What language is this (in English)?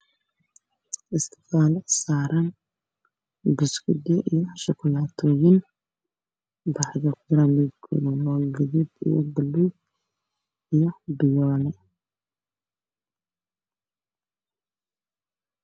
Somali